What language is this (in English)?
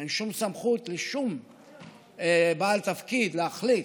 Hebrew